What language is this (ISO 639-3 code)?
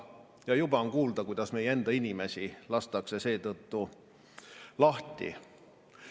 est